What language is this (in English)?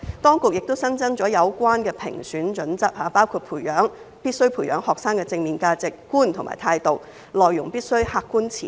Cantonese